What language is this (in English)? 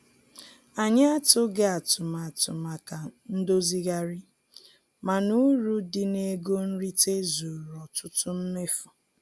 Igbo